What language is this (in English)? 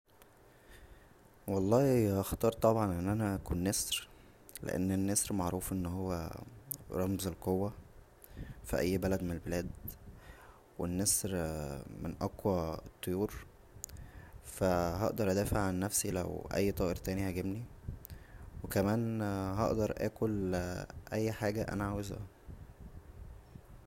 Egyptian Arabic